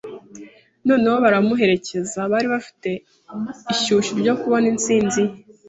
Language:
Kinyarwanda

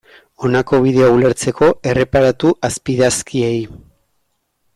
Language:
Basque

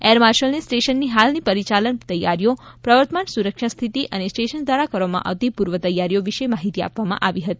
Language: Gujarati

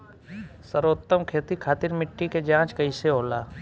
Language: Bhojpuri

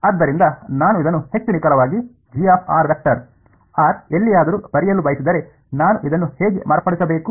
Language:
Kannada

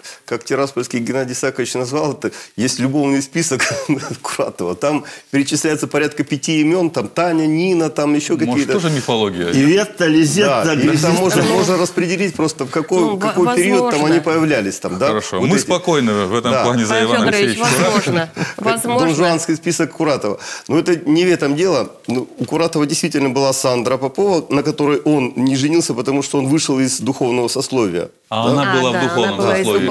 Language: Russian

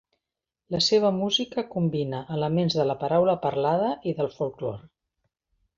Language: Catalan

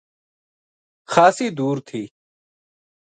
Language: Gujari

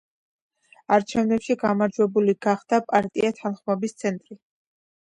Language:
Georgian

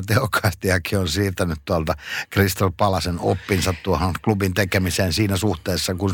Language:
Finnish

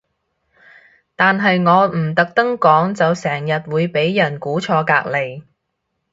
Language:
Cantonese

